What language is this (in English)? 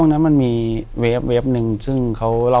Thai